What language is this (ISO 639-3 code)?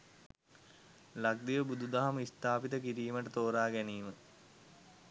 sin